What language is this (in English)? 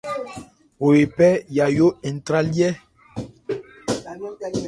Ebrié